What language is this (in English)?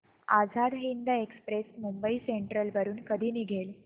Marathi